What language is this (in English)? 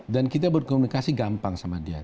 Indonesian